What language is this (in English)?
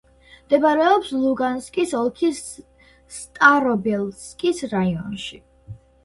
Georgian